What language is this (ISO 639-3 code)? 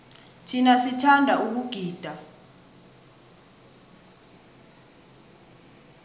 nbl